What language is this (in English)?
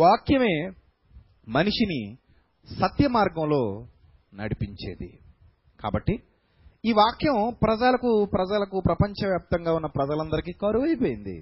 Telugu